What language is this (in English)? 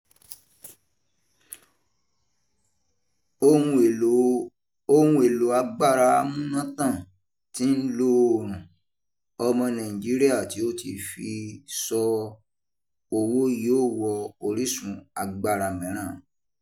Yoruba